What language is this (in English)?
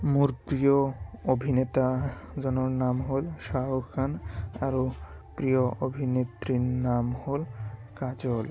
Assamese